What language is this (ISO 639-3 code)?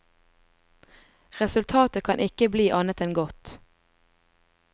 nor